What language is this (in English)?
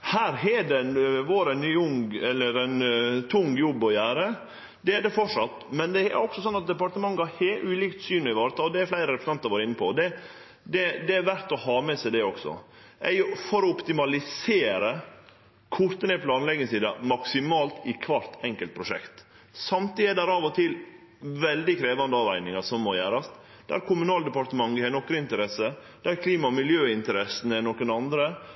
Norwegian Nynorsk